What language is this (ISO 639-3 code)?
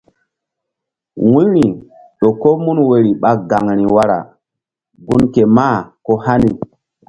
mdd